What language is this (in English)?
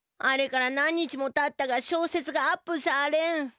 Japanese